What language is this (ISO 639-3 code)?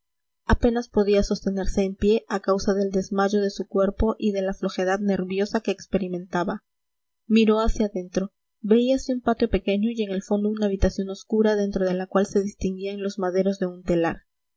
spa